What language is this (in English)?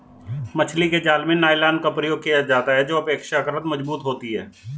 Hindi